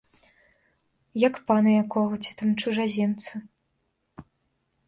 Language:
Belarusian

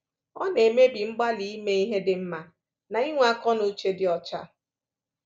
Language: Igbo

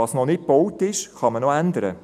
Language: Swiss German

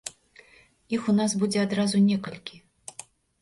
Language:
Belarusian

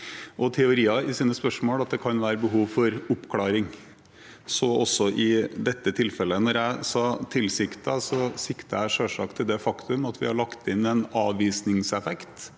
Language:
Norwegian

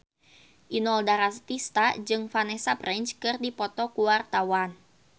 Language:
Sundanese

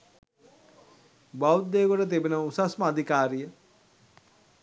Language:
Sinhala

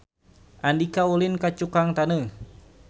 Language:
Sundanese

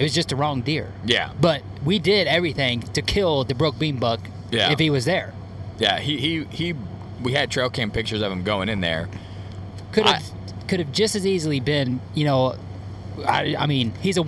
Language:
English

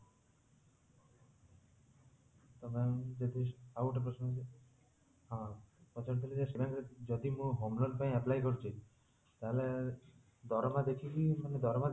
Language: Odia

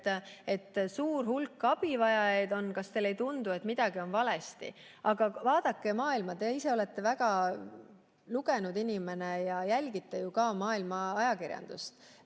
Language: Estonian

